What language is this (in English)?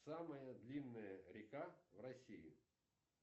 Russian